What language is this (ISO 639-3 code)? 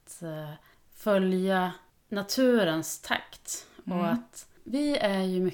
swe